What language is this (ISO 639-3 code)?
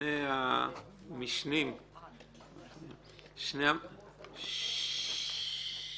heb